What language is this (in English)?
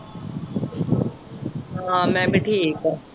Punjabi